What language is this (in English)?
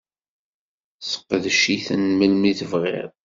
Kabyle